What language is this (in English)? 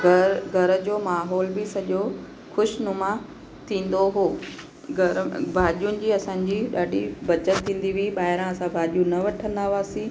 Sindhi